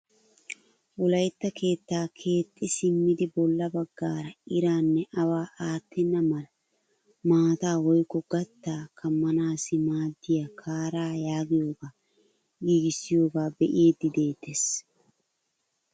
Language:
Wolaytta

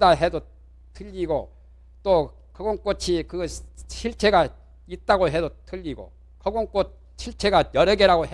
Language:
Korean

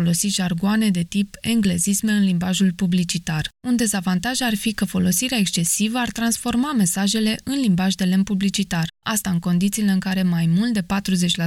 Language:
Romanian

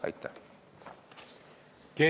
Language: Estonian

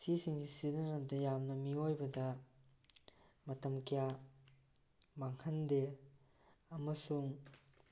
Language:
Manipuri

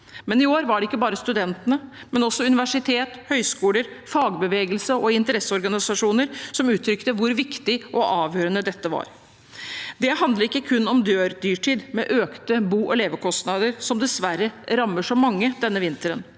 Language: Norwegian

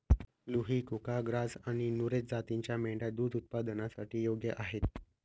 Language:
Marathi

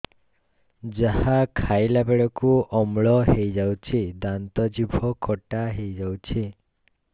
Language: Odia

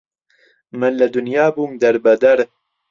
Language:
Central Kurdish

